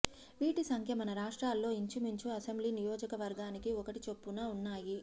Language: Telugu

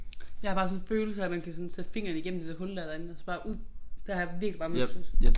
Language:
Danish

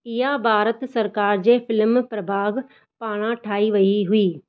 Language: Sindhi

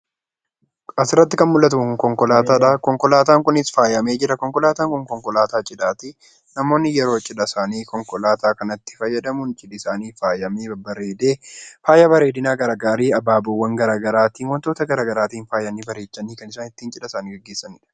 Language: Oromo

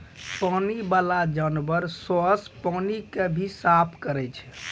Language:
Maithili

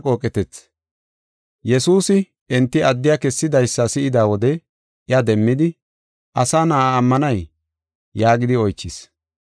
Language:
Gofa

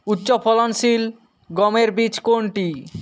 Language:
Bangla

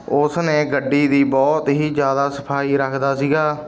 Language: Punjabi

